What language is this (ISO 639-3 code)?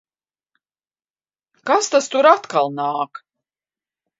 lav